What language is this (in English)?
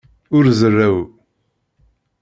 Kabyle